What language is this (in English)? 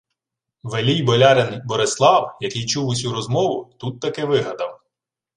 Ukrainian